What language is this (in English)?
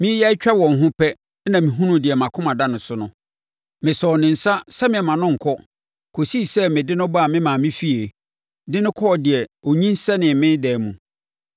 Akan